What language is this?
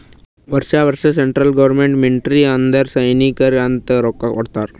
Kannada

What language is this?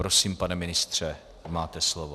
Czech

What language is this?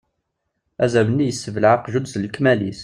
Kabyle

